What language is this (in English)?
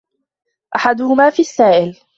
Arabic